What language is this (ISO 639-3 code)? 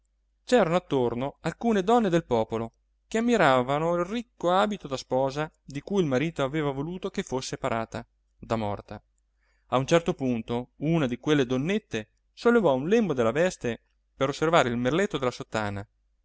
ita